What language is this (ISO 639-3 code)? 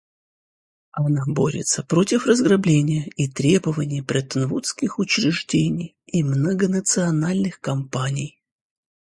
rus